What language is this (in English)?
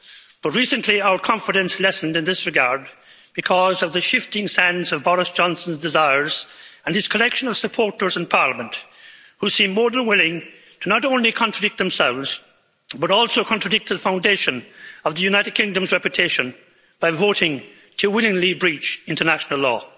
English